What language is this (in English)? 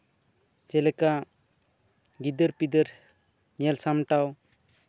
Santali